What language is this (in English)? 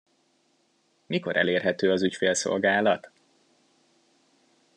Hungarian